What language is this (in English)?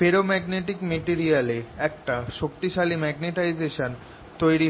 Bangla